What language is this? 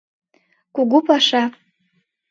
Mari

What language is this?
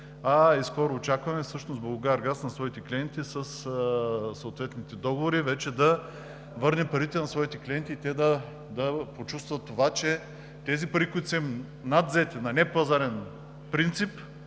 Bulgarian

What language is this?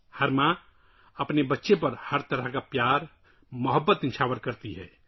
Urdu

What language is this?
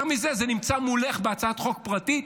Hebrew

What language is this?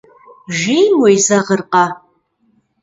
Kabardian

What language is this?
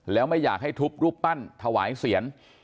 Thai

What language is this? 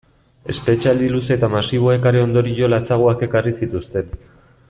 Basque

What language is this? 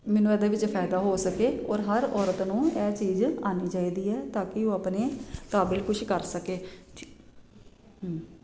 Punjabi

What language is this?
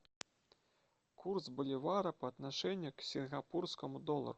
Russian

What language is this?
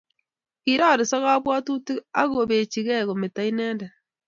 Kalenjin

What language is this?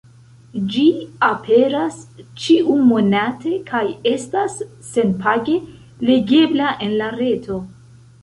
Esperanto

